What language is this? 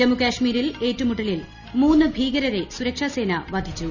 Malayalam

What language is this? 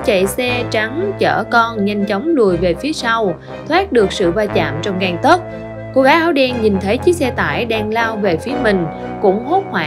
Vietnamese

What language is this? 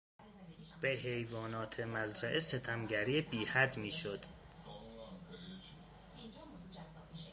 Persian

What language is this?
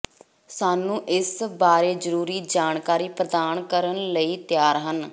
Punjabi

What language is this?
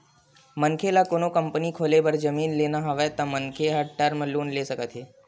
Chhattisgarhi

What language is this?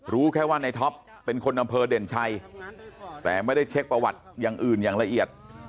Thai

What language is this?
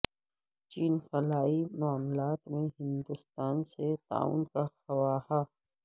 Urdu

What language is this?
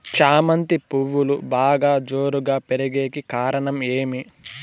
Telugu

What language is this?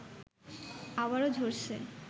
Bangla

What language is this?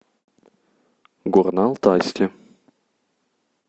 Russian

